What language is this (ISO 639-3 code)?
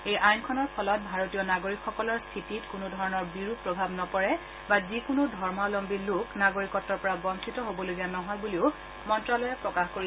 asm